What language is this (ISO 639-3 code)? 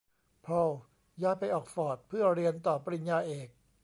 tha